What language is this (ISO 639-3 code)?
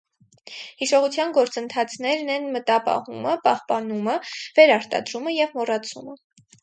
hye